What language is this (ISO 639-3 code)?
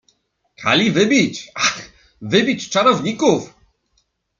pol